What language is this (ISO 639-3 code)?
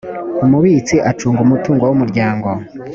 kin